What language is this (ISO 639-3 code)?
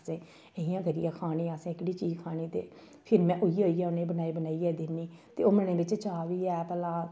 doi